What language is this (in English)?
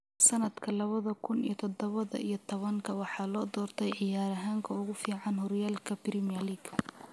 Somali